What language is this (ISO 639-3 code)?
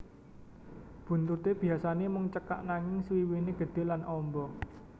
jav